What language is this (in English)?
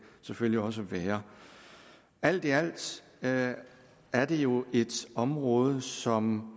Danish